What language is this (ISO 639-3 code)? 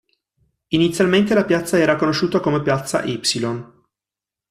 ita